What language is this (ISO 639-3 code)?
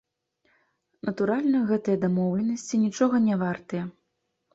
bel